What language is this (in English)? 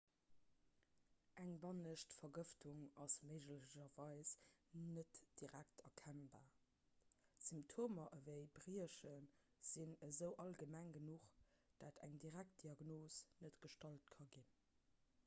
Luxembourgish